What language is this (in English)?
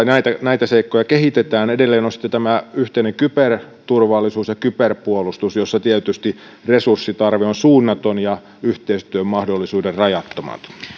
Finnish